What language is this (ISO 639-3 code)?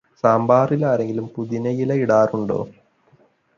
mal